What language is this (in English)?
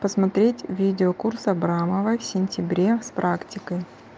Russian